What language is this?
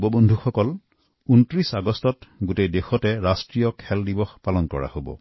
Assamese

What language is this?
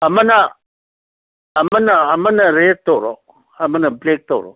Manipuri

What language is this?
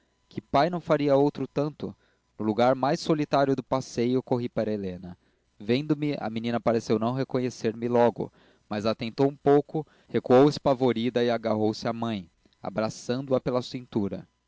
Portuguese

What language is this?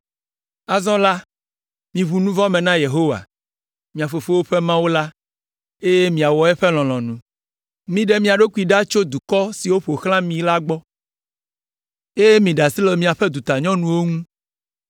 Ewe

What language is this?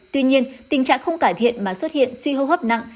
Vietnamese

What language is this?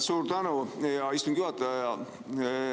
Estonian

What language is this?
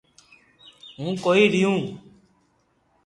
Loarki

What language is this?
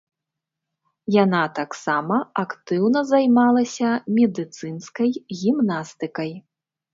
Belarusian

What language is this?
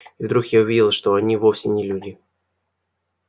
Russian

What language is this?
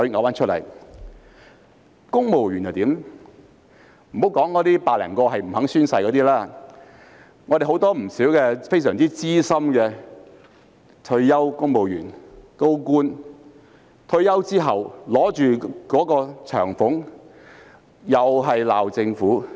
Cantonese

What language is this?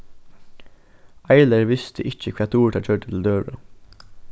Faroese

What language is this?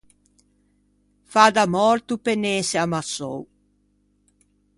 Ligurian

